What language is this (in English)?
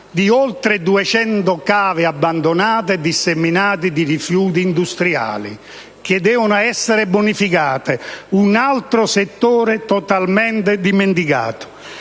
Italian